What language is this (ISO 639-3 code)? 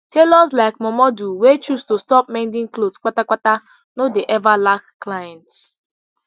pcm